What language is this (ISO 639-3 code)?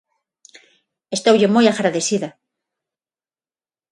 glg